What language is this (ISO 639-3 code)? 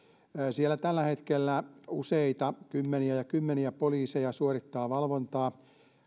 fin